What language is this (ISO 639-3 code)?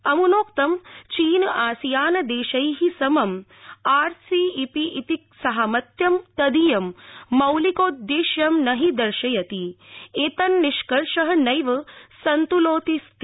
san